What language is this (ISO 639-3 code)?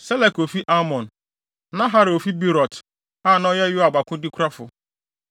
aka